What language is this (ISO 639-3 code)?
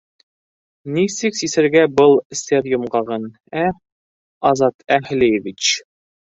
bak